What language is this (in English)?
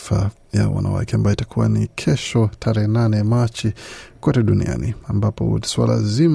Swahili